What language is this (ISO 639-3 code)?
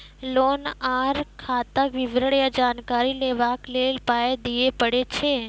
mai